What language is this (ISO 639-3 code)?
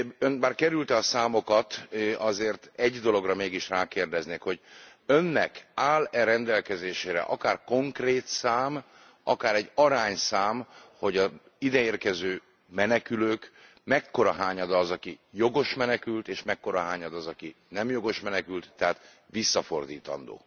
hun